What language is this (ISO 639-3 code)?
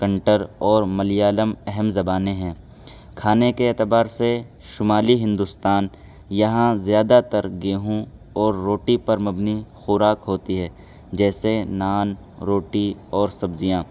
urd